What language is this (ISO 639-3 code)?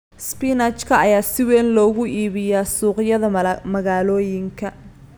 som